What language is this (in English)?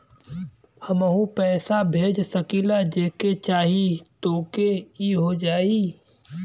Bhojpuri